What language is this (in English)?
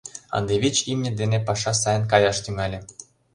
Mari